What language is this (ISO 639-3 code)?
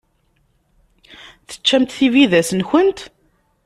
kab